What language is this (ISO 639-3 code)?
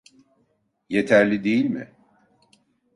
tur